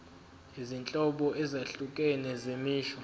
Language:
Zulu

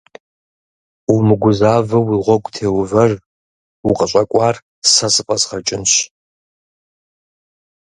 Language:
Kabardian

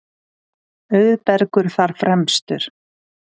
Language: Icelandic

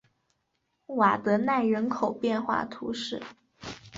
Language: Chinese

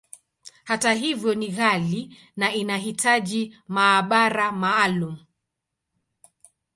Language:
Swahili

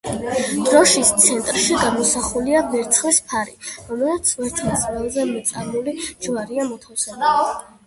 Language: Georgian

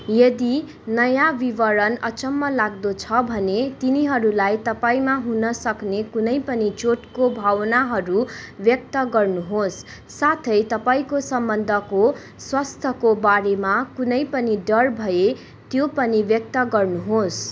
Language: Nepali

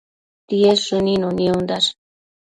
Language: Matsés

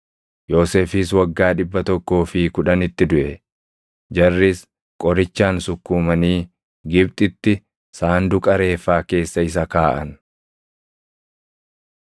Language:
Oromo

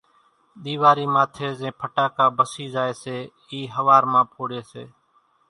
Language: Kachi Koli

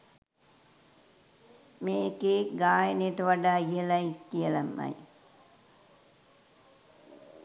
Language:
Sinhala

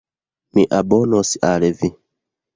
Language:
Esperanto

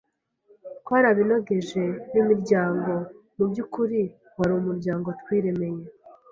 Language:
Kinyarwanda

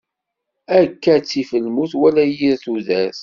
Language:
Kabyle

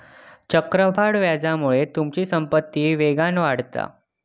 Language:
Marathi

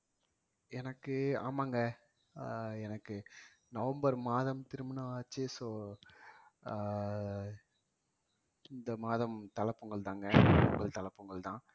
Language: Tamil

